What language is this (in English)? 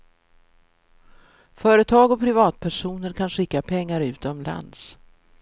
Swedish